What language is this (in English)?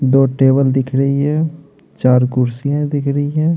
Hindi